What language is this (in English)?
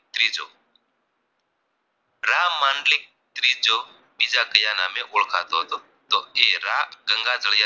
Gujarati